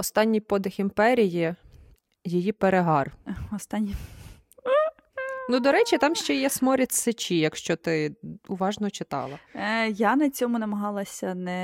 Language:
Ukrainian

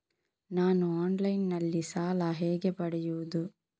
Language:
Kannada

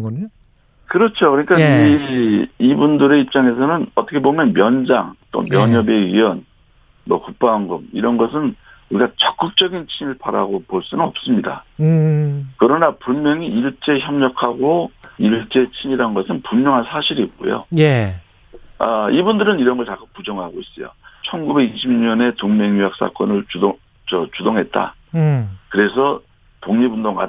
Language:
Korean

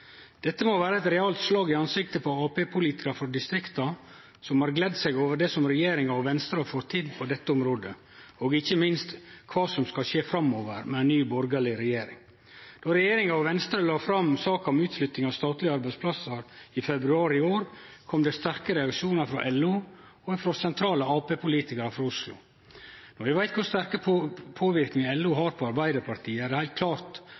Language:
Norwegian Nynorsk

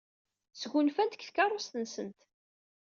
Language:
Kabyle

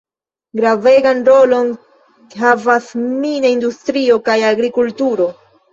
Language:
Esperanto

